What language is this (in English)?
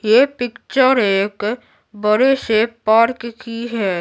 Hindi